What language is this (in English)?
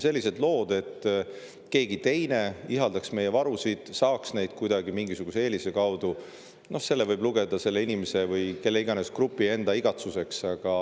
Estonian